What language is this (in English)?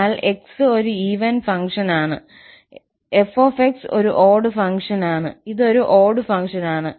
Malayalam